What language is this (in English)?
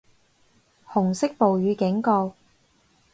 Cantonese